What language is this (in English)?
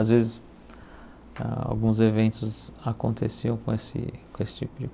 Portuguese